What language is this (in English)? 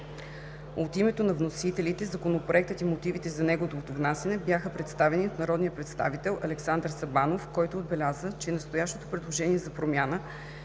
Bulgarian